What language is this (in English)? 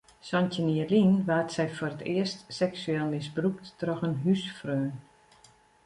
Western Frisian